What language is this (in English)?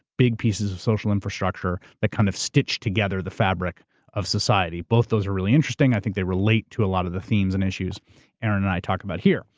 English